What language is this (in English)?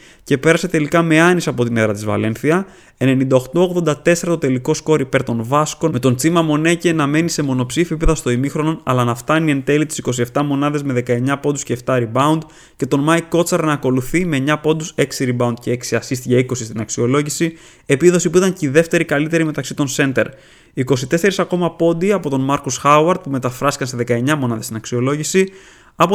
Greek